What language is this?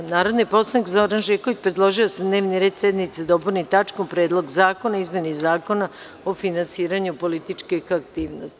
Serbian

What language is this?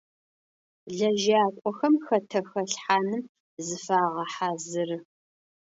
Adyghe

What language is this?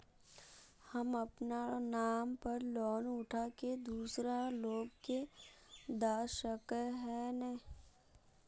Magahi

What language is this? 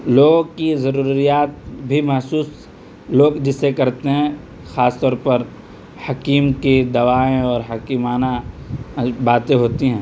Urdu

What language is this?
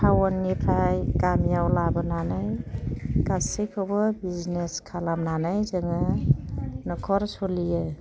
Bodo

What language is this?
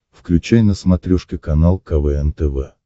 Russian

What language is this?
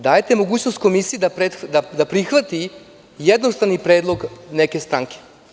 Serbian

